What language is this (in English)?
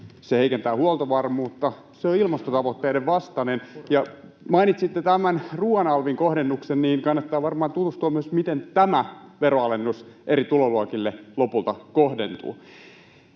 Finnish